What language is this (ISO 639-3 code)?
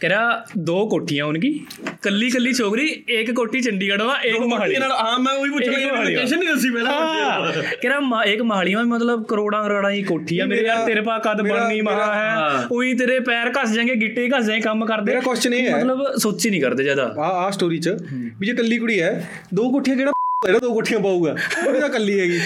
pan